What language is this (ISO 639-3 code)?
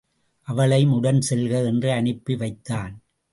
tam